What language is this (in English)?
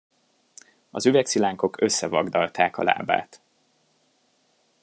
Hungarian